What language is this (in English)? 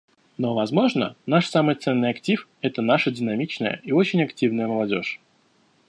Russian